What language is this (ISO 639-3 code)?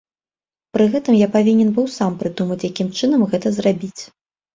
bel